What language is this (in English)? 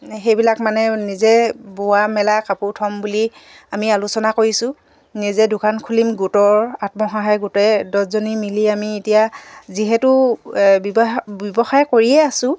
Assamese